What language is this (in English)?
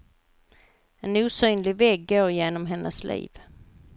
Swedish